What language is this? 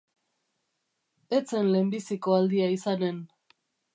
Basque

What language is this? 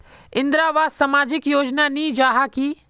Magahi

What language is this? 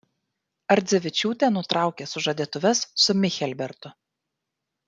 Lithuanian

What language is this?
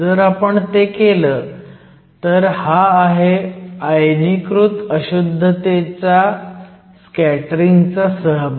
Marathi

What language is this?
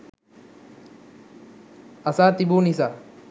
Sinhala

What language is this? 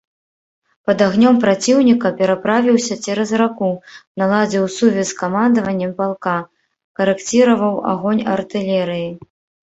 Belarusian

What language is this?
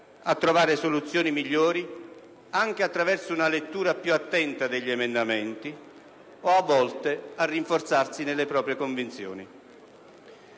Italian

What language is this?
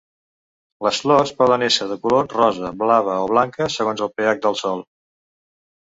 Catalan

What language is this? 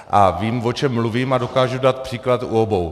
Czech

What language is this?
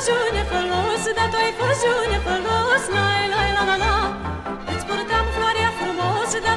Romanian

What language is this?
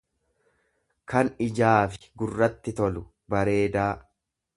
Oromo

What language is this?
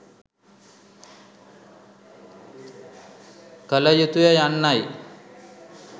Sinhala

